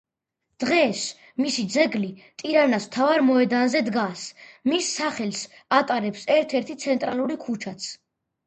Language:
Georgian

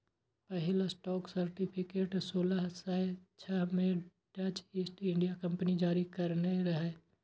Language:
Maithili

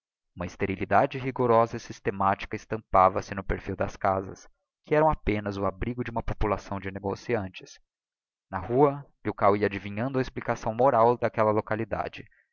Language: Portuguese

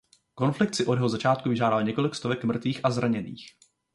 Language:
Czech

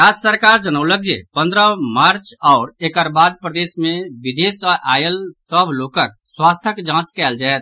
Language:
Maithili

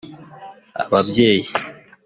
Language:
Kinyarwanda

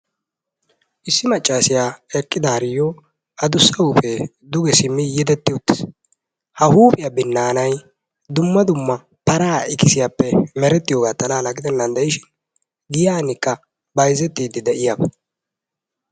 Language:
Wolaytta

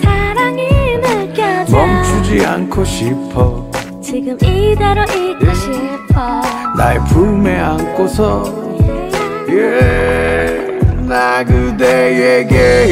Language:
Korean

